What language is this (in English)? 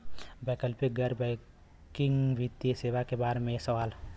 Bhojpuri